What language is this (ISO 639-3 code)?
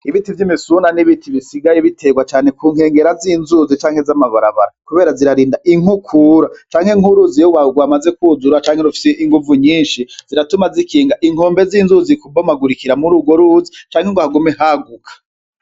run